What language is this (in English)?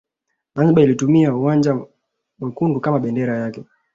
Swahili